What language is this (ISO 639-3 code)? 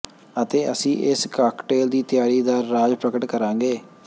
pan